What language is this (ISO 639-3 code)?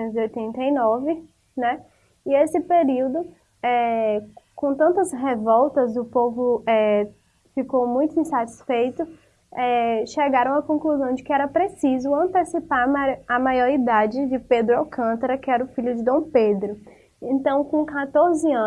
por